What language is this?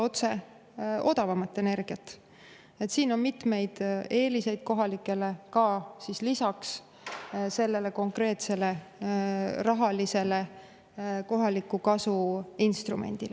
Estonian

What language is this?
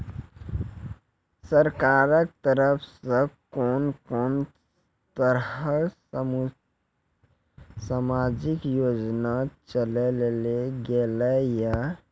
Maithili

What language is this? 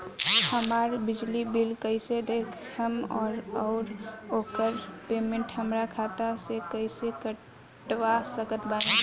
Bhojpuri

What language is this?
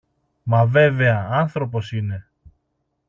Greek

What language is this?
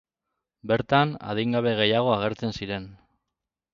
Basque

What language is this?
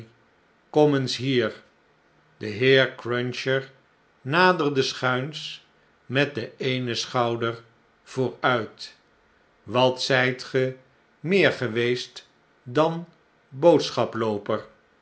Dutch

